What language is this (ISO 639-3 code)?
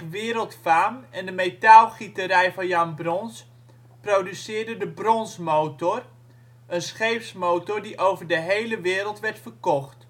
nld